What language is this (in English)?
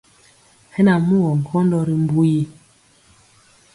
Mpiemo